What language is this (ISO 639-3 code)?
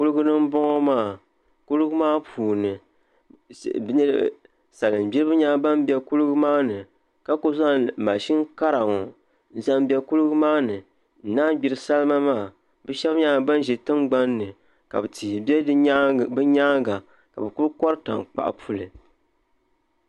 dag